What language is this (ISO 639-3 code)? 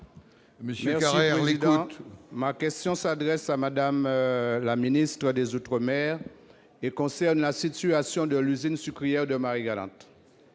fra